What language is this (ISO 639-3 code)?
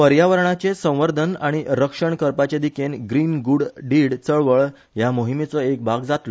kok